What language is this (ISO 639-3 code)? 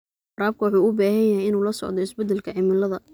som